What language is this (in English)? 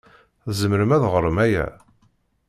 Kabyle